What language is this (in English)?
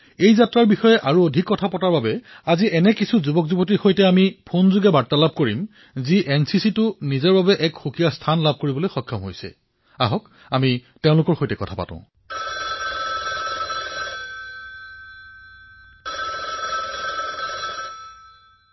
Assamese